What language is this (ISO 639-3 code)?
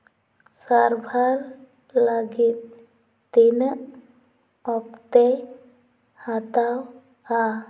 sat